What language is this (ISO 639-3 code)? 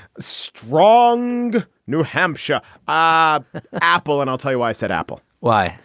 eng